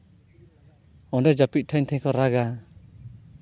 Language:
Santali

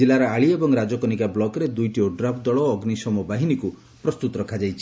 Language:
Odia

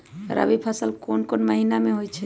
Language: Magahi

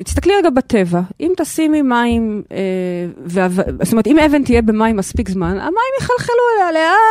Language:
Hebrew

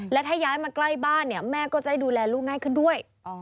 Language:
Thai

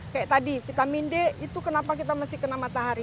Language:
Indonesian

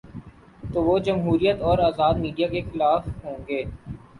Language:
Urdu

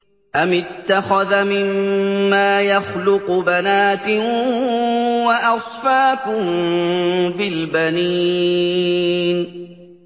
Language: Arabic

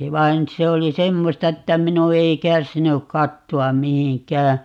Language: Finnish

